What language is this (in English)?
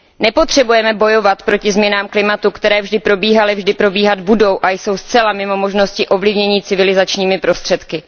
Czech